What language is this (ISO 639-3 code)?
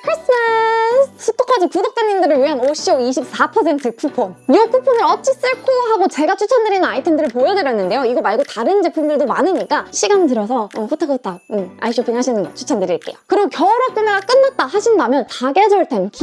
kor